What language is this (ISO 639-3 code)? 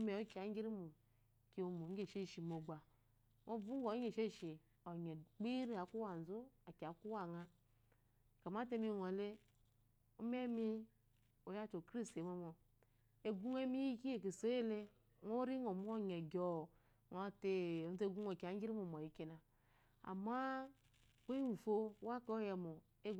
afo